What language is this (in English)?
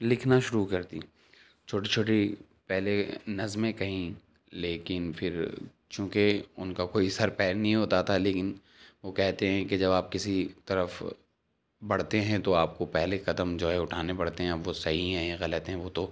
Urdu